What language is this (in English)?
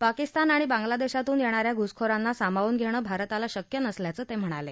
Marathi